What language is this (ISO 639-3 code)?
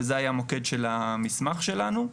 heb